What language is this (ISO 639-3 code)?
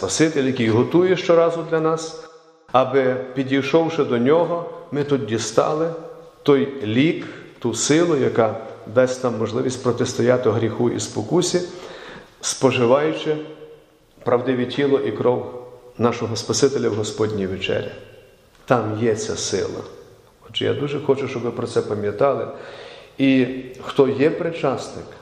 ukr